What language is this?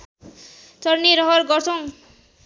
Nepali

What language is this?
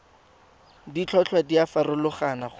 Tswana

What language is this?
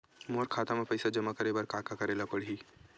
Chhattisgarhi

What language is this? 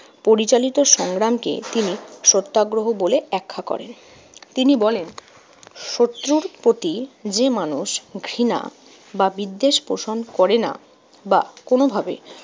Bangla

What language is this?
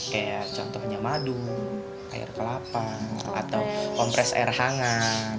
Indonesian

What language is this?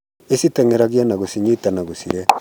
Kikuyu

